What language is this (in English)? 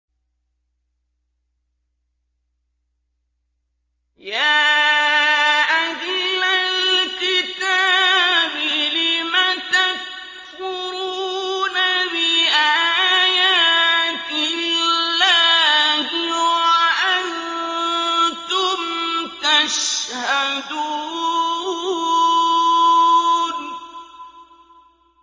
Arabic